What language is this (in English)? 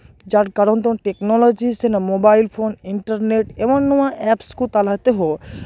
Santali